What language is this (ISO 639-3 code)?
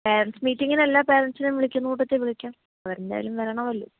mal